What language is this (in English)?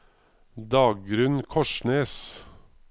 Norwegian